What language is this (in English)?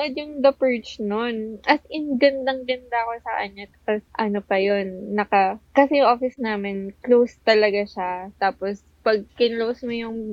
Filipino